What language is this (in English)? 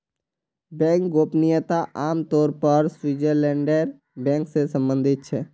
Magahi